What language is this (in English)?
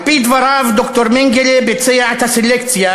Hebrew